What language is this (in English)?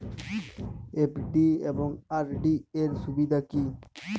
Bangla